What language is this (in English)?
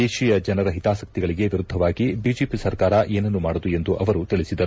Kannada